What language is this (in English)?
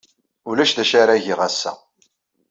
Kabyle